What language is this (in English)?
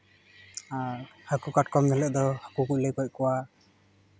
Santali